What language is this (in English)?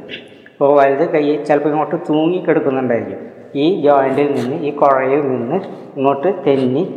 Malayalam